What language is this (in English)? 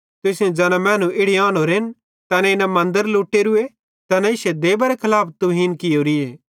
Bhadrawahi